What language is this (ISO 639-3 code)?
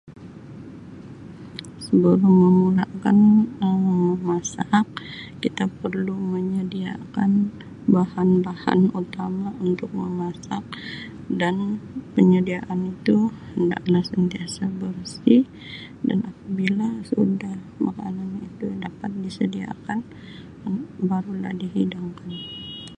msi